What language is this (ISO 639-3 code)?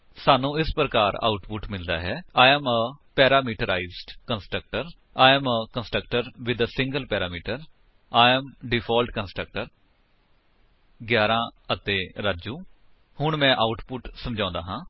pan